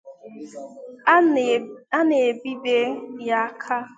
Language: Igbo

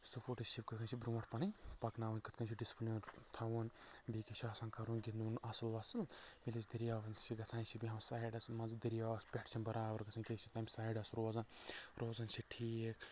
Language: Kashmiri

